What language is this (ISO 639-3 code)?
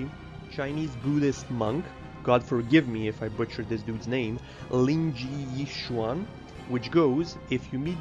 eng